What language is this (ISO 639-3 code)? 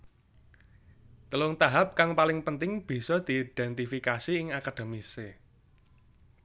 jav